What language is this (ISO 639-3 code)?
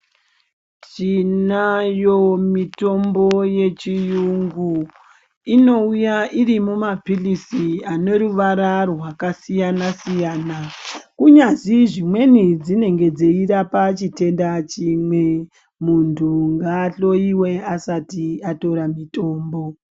ndc